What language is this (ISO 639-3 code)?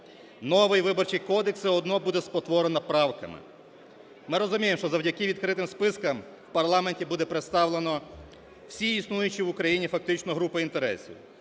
ukr